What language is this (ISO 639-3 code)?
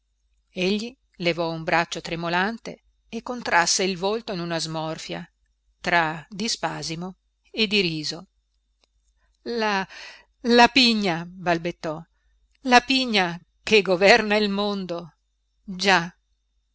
ita